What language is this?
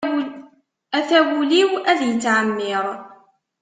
Kabyle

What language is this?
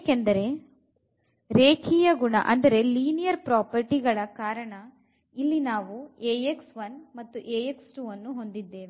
Kannada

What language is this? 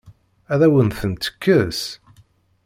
Kabyle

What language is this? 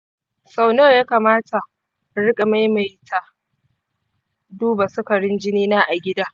Hausa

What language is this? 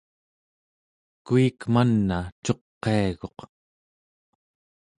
Central Yupik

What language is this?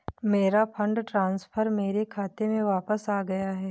Hindi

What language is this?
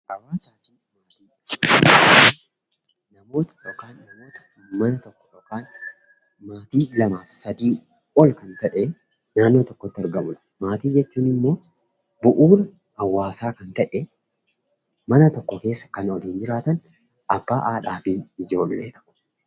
Oromo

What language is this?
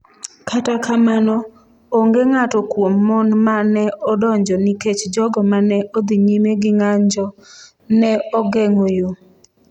Luo (Kenya and Tanzania)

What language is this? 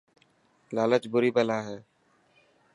Dhatki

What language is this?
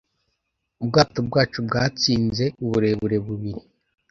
Kinyarwanda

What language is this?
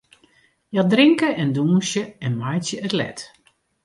Western Frisian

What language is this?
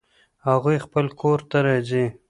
Pashto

